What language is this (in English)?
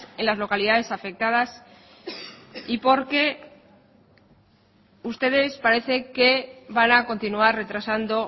Spanish